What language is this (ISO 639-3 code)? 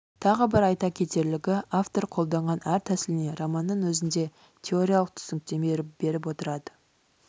kaz